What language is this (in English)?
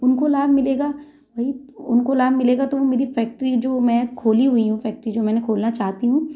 Hindi